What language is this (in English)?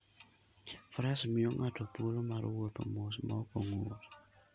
Luo (Kenya and Tanzania)